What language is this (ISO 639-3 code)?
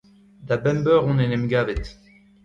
bre